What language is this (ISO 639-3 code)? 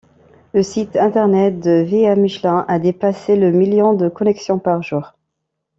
fra